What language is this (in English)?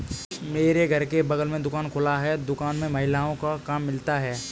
Hindi